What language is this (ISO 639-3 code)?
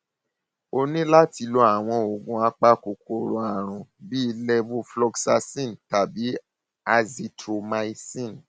yor